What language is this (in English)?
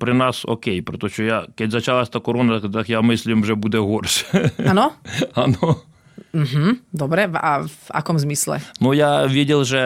Slovak